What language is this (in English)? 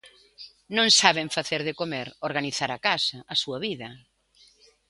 Galician